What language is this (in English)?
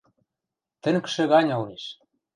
Western Mari